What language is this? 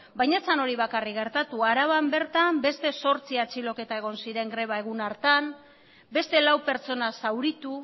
Basque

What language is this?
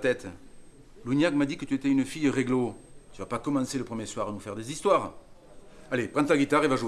French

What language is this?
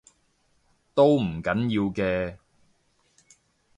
Cantonese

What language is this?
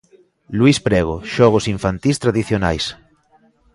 Galician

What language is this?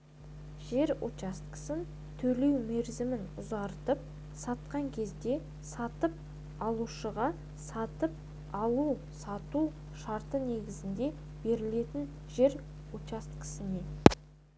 Kazakh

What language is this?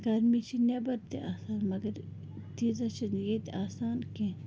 Kashmiri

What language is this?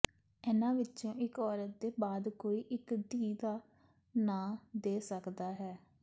Punjabi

